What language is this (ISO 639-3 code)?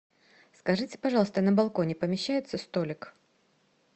rus